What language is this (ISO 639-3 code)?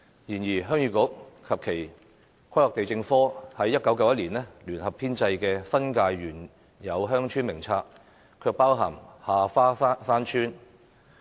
yue